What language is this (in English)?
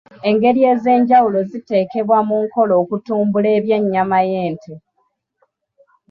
Ganda